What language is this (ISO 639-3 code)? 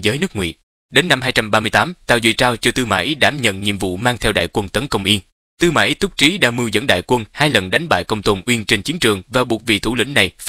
vie